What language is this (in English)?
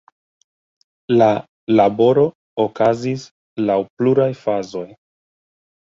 Esperanto